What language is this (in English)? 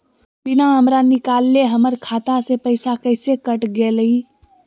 Magahi